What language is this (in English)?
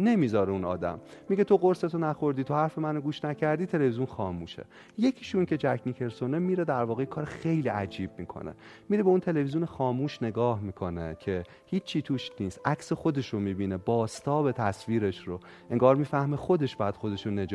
Persian